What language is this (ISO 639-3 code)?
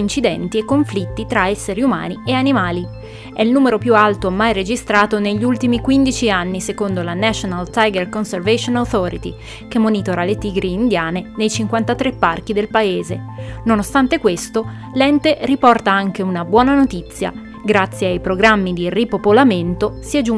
ita